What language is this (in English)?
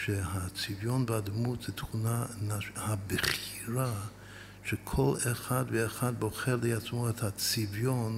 Hebrew